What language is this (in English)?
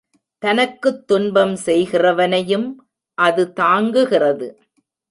Tamil